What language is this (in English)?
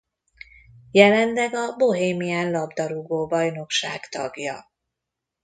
Hungarian